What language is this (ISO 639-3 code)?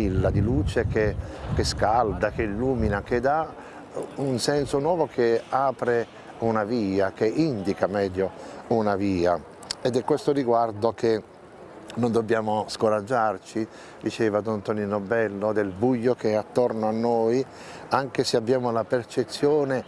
ita